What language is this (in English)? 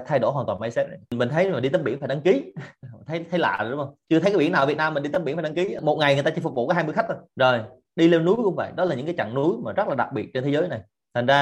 Vietnamese